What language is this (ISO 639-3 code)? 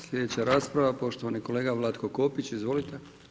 hrv